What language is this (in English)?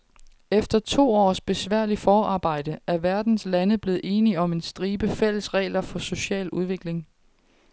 Danish